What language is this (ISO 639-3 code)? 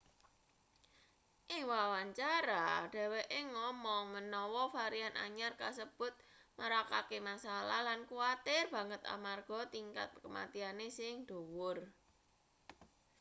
jav